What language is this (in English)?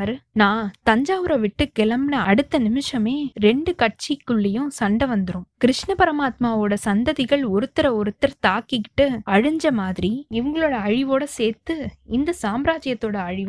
Tamil